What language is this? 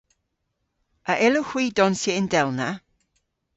Cornish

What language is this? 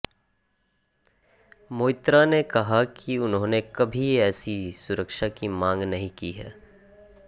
Hindi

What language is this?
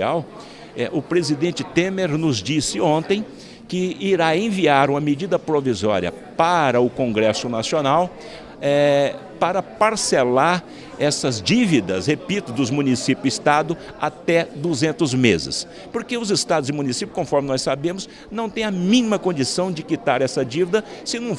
Portuguese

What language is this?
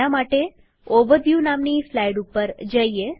Gujarati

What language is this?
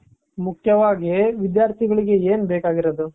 Kannada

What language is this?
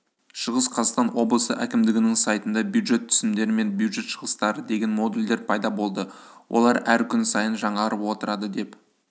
Kazakh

